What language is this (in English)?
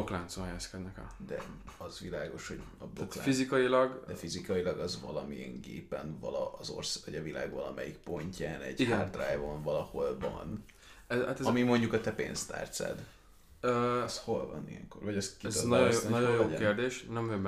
Hungarian